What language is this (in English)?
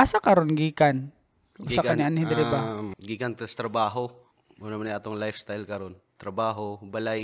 Filipino